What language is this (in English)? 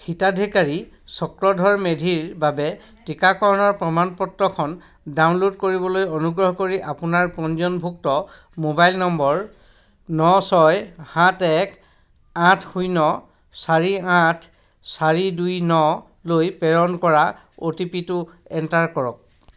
Assamese